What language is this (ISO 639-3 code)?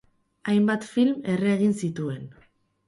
eus